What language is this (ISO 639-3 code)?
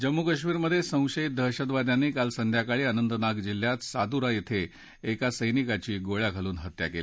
mar